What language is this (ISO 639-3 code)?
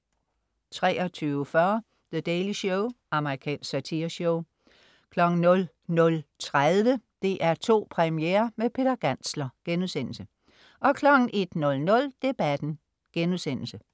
dan